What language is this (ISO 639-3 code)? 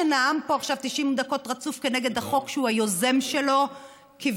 heb